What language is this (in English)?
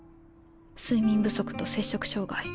Japanese